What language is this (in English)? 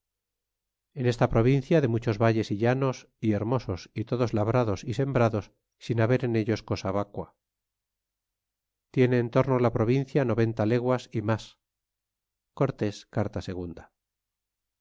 Spanish